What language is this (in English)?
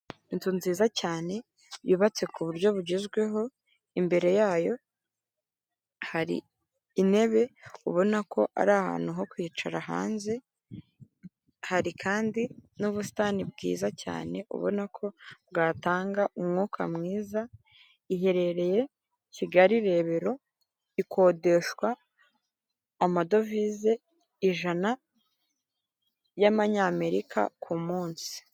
Kinyarwanda